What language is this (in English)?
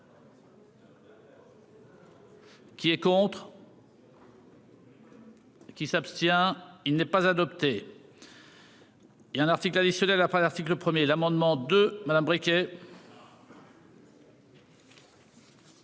French